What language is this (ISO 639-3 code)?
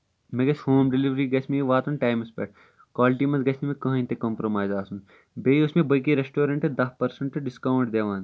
kas